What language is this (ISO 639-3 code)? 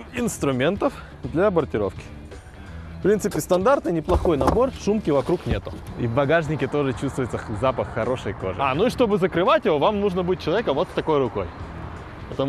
rus